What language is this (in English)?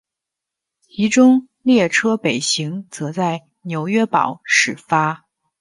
Chinese